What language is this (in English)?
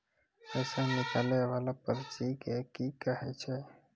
Maithili